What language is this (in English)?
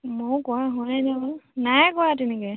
Assamese